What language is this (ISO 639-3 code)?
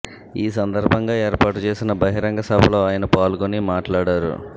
tel